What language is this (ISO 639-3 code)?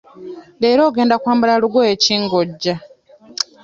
lug